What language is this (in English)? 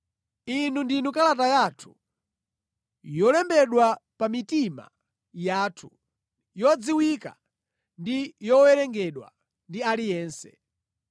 Nyanja